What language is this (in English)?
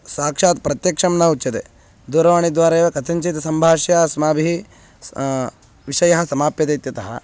Sanskrit